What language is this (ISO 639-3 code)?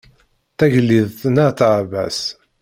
kab